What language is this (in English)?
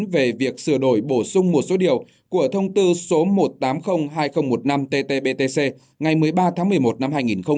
Vietnamese